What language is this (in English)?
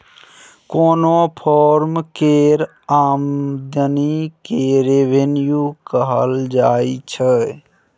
Maithili